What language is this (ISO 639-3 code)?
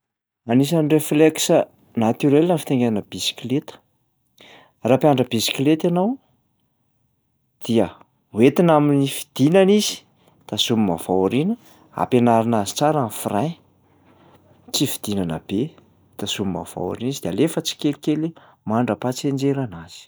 mlg